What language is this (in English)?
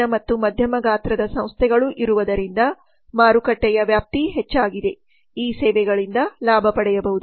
Kannada